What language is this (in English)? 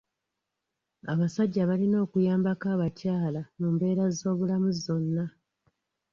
Ganda